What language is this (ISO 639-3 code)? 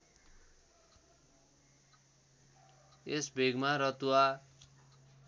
nep